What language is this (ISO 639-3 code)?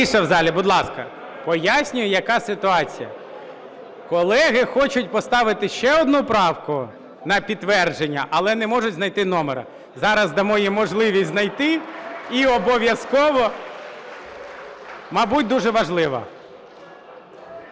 ukr